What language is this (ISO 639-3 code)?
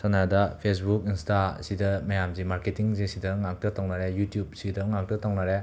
mni